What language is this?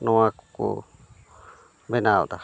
Santali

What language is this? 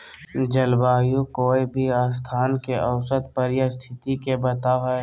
Magahi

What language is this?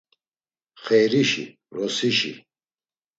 Laz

